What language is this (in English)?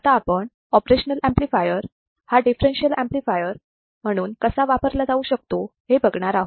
Marathi